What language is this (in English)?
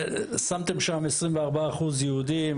Hebrew